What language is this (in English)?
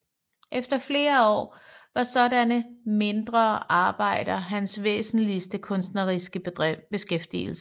Danish